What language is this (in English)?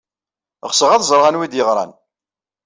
Kabyle